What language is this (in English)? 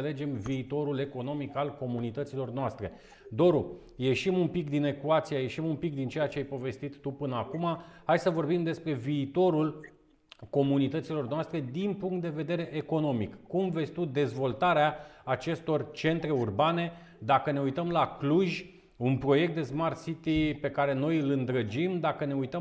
Romanian